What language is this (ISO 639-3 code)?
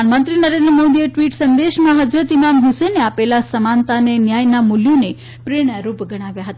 guj